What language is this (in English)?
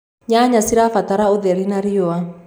Kikuyu